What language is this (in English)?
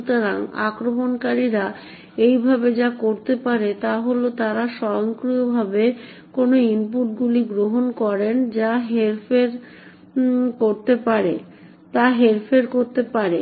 Bangla